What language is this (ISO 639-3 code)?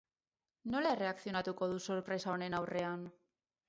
eus